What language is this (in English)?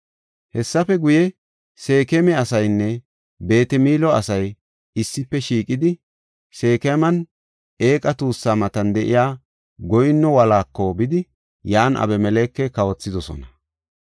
Gofa